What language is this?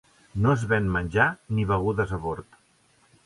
Catalan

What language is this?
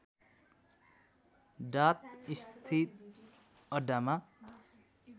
Nepali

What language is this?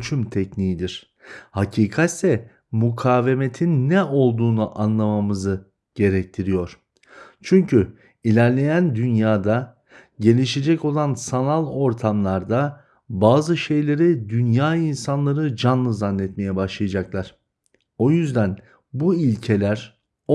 Turkish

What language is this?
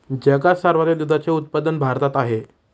Marathi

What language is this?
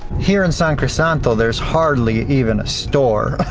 English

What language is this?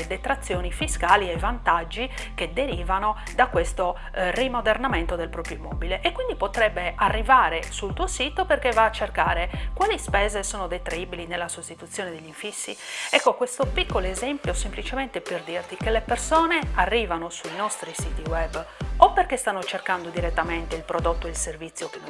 Italian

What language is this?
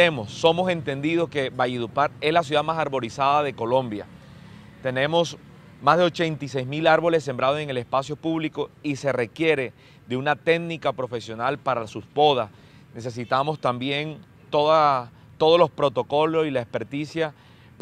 Spanish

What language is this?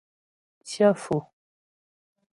Ghomala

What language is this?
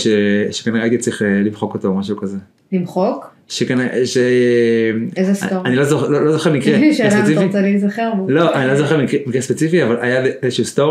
Hebrew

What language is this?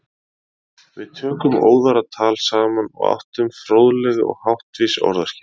Icelandic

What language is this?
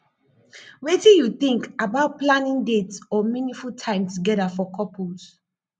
Nigerian Pidgin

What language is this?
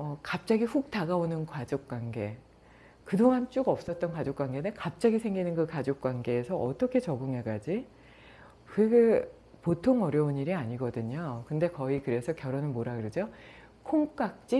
Korean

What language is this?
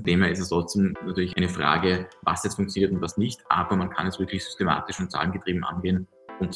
German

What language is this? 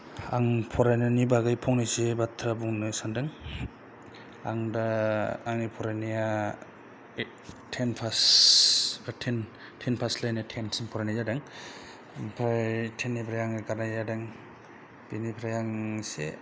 Bodo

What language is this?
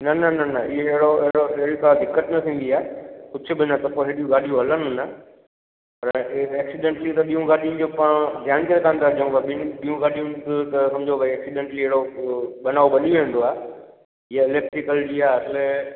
Sindhi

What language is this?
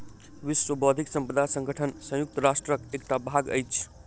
Maithili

